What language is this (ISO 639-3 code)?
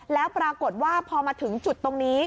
tha